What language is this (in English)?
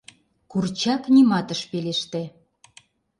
Mari